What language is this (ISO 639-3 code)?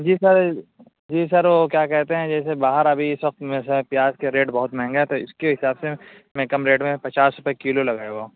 urd